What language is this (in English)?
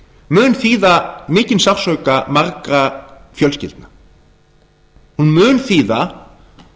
Icelandic